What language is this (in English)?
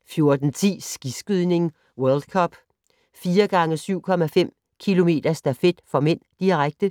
Danish